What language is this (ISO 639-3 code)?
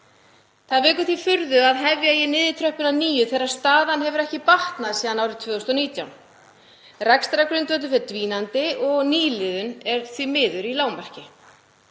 isl